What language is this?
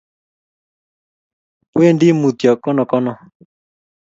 Kalenjin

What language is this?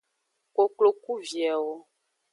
Aja (Benin)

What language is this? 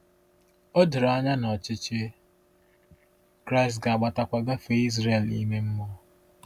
Igbo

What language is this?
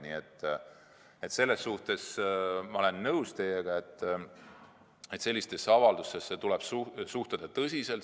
Estonian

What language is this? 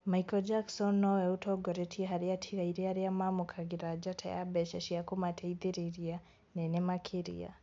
Kikuyu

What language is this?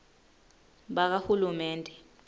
Swati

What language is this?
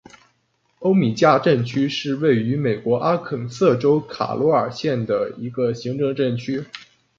Chinese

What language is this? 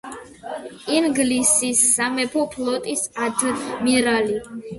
Georgian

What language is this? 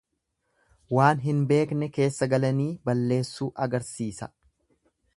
Oromo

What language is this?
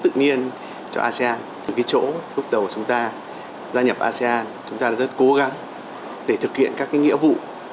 Vietnamese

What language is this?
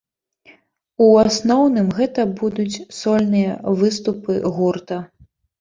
Belarusian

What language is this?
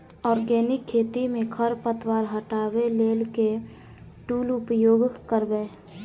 Maithili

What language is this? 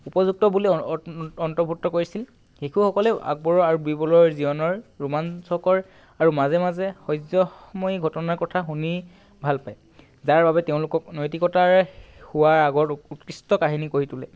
Assamese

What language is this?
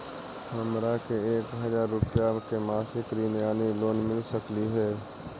Magahi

